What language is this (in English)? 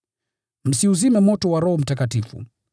Swahili